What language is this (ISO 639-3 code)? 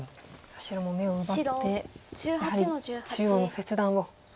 jpn